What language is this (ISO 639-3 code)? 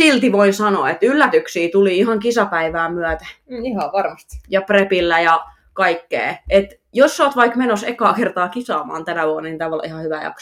fin